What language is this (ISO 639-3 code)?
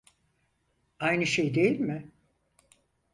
tur